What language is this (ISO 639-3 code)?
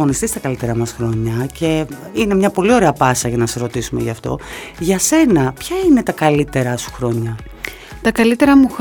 ell